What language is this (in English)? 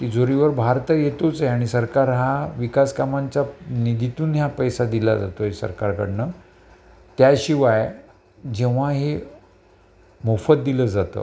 Marathi